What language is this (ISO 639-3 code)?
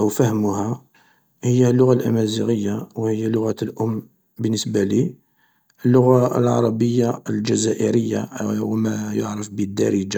arq